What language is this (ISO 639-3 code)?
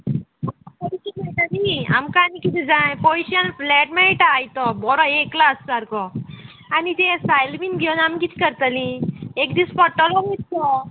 kok